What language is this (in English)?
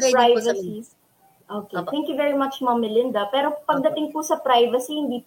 Filipino